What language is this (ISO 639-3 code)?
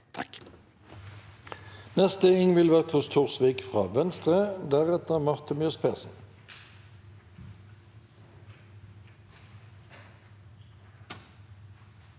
nor